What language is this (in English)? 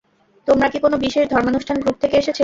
Bangla